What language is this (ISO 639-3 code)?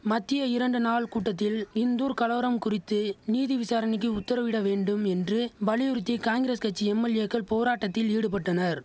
tam